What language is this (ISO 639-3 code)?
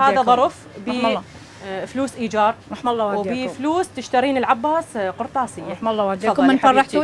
ara